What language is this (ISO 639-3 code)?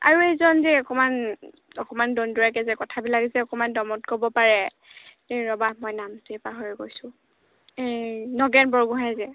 asm